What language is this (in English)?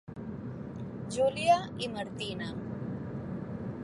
Catalan